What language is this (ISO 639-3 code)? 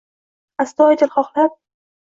uzb